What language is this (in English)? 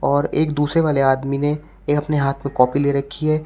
Hindi